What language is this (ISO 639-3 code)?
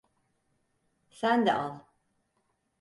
tur